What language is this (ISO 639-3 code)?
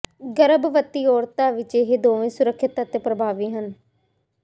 pan